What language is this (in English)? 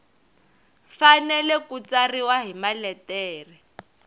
Tsonga